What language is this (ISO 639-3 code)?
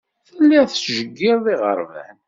kab